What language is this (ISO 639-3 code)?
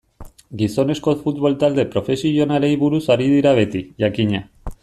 eus